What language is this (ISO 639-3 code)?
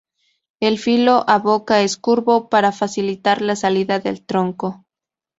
spa